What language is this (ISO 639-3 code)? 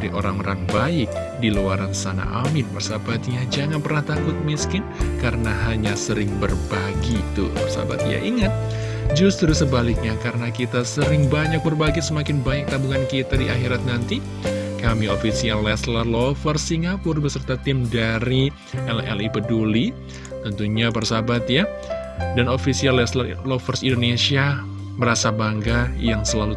ind